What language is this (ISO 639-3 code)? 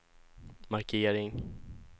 swe